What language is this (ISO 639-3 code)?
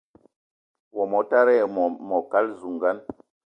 eto